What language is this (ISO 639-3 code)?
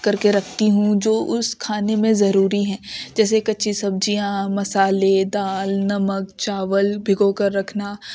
urd